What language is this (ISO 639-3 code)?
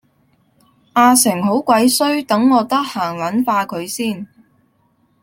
yue